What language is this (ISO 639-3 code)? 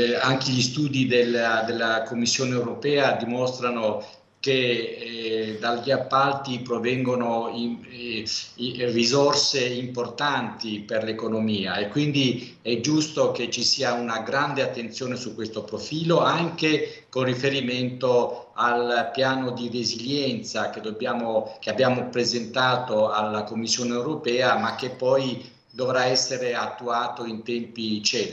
ita